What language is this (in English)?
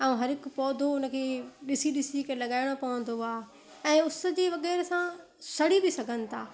Sindhi